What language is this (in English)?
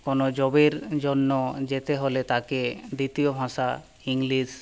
Bangla